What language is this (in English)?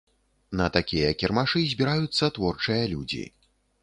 Belarusian